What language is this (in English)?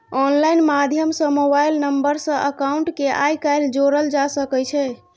Maithili